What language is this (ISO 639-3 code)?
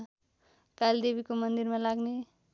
nep